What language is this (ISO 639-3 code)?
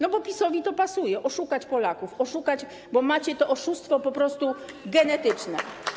pol